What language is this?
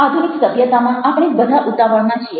Gujarati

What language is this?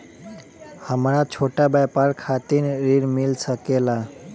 Bhojpuri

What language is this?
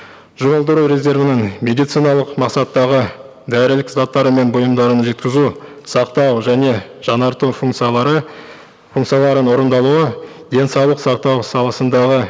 Kazakh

